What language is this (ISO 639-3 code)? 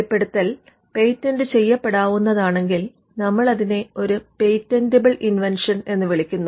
mal